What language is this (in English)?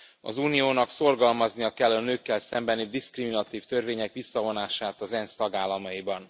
Hungarian